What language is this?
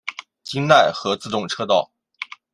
Chinese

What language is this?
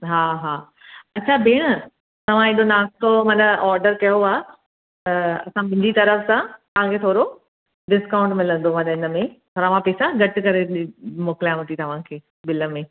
Sindhi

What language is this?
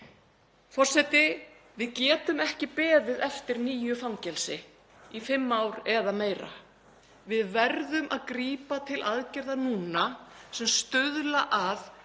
Icelandic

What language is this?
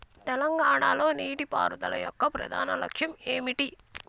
Telugu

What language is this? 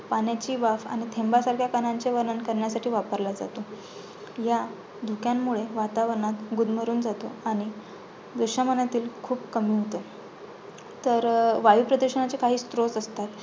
Marathi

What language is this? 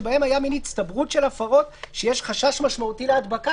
Hebrew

